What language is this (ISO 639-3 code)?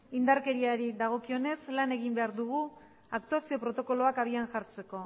eus